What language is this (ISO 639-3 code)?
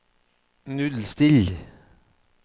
nor